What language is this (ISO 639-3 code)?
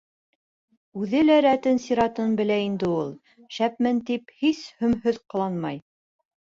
bak